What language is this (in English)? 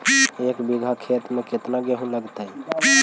Magahi